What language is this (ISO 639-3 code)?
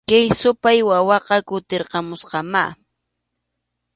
qxu